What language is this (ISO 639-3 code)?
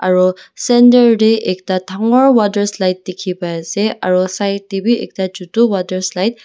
nag